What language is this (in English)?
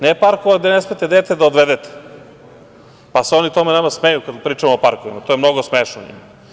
Serbian